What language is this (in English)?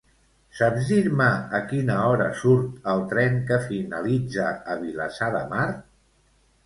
Catalan